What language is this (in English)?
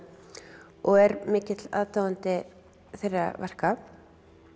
Icelandic